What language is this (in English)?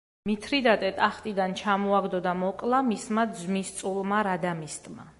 Georgian